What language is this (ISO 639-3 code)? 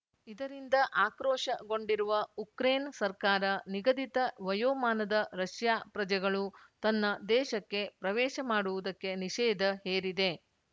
kan